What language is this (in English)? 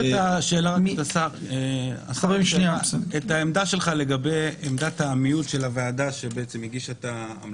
Hebrew